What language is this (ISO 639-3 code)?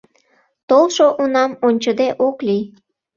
chm